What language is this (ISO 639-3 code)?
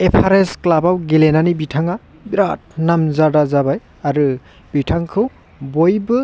brx